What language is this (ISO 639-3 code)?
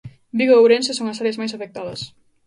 glg